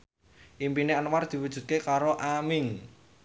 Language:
Javanese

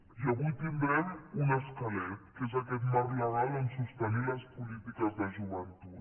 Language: Catalan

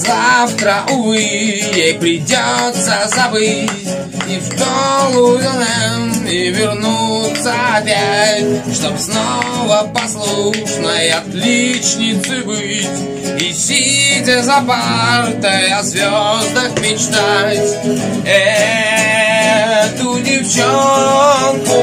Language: Russian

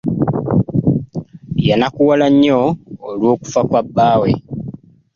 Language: Ganda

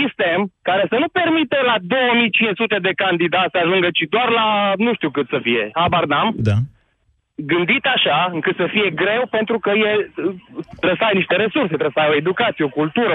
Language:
Romanian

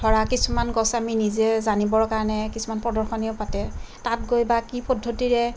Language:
Assamese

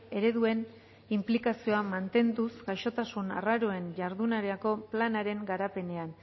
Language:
Basque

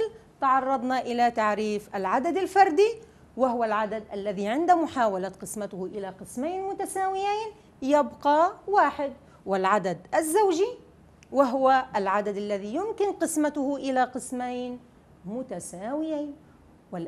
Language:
Arabic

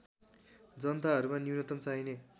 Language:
Nepali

